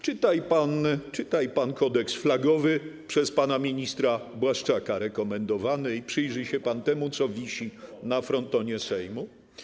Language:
Polish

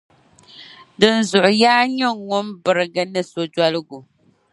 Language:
Dagbani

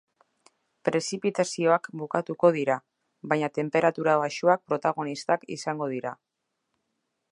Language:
Basque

